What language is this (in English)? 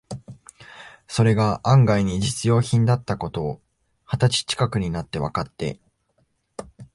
Japanese